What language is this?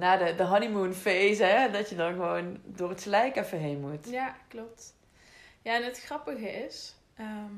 Dutch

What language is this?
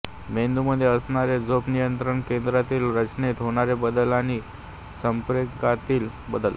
Marathi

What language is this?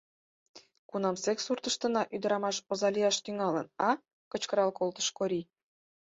Mari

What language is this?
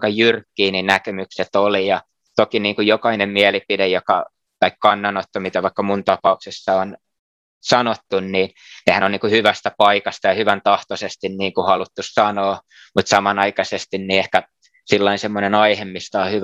Finnish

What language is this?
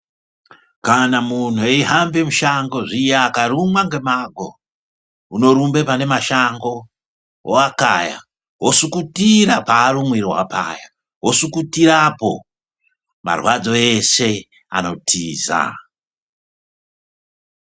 Ndau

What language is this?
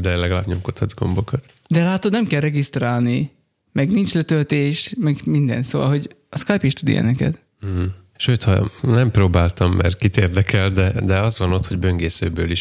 Hungarian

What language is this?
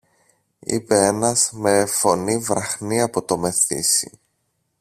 Greek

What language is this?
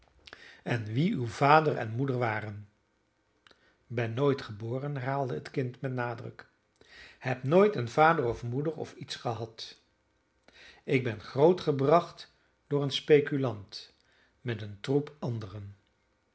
Dutch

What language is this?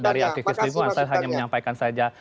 Indonesian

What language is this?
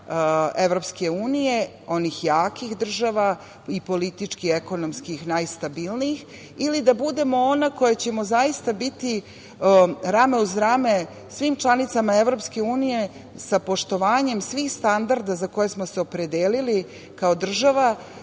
Serbian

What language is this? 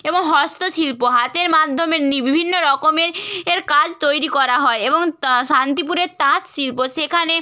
Bangla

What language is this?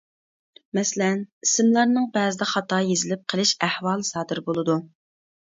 Uyghur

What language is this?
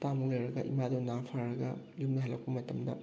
Manipuri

